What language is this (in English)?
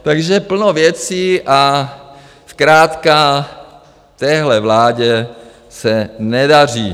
Czech